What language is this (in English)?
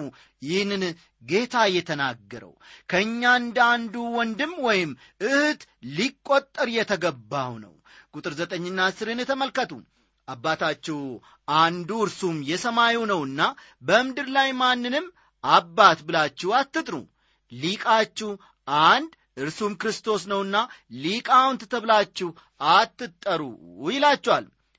Amharic